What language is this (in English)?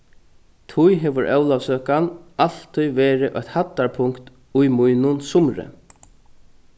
Faroese